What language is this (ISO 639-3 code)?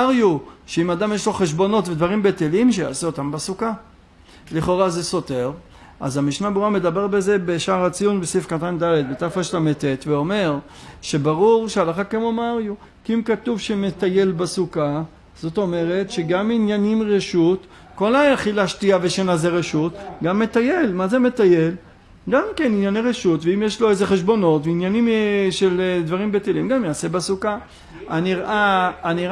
heb